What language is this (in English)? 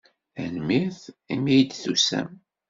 Kabyle